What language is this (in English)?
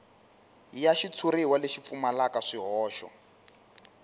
Tsonga